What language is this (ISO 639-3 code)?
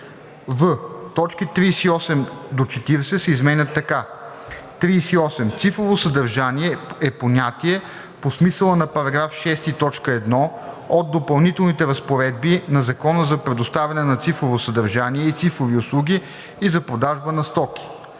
bul